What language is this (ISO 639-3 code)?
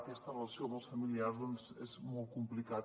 cat